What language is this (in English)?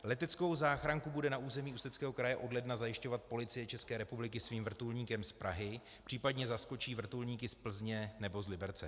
Czech